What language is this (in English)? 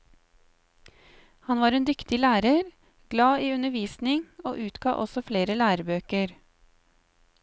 Norwegian